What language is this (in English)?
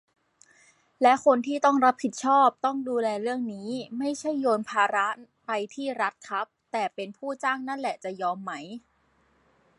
Thai